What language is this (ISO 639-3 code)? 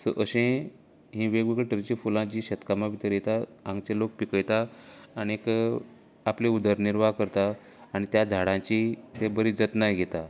kok